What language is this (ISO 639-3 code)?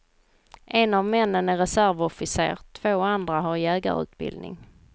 swe